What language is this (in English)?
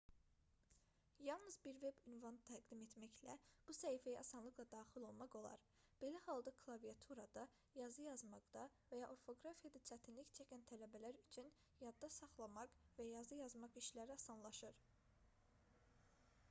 Azerbaijani